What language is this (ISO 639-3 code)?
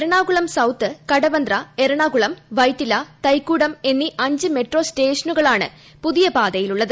mal